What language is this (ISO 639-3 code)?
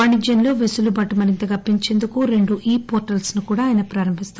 tel